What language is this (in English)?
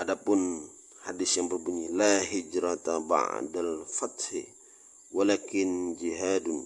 Indonesian